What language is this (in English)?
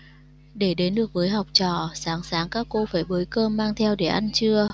Vietnamese